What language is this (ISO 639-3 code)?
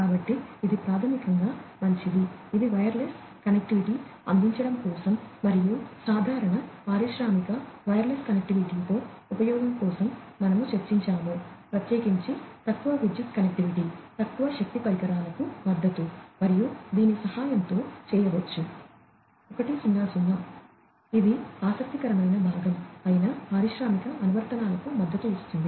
tel